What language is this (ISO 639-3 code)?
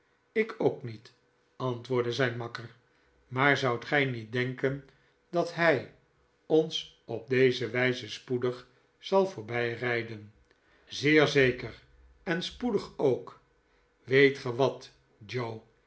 nld